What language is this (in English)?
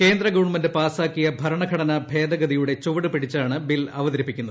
Malayalam